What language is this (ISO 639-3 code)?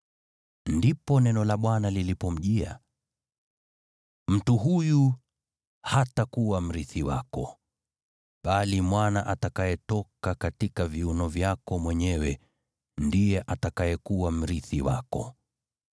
swa